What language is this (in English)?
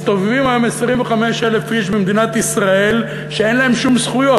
Hebrew